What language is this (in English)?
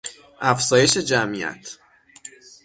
Persian